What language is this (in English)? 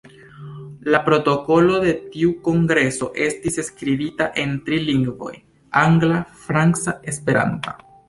Esperanto